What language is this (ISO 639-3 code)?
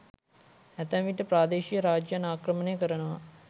sin